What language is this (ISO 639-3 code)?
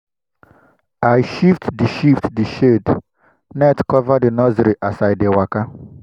pcm